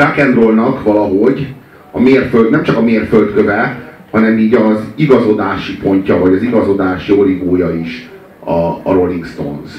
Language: Hungarian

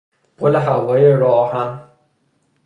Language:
Persian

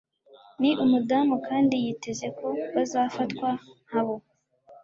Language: Kinyarwanda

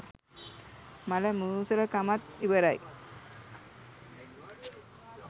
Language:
Sinhala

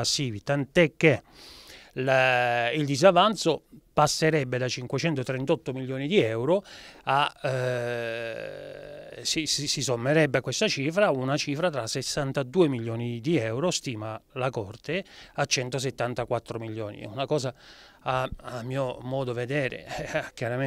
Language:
Italian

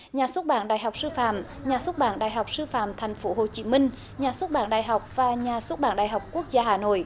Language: Vietnamese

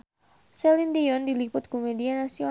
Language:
Sundanese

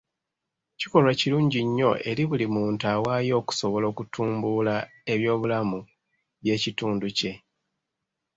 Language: Ganda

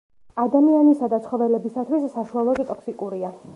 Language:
Georgian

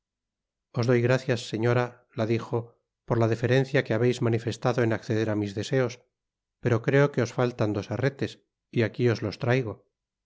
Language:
Spanish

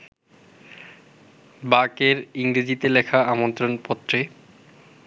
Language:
Bangla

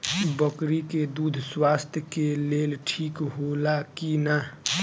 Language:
Bhojpuri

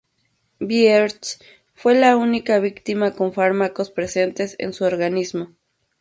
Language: Spanish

